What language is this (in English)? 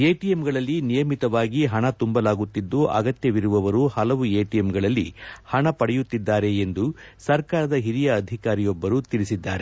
Kannada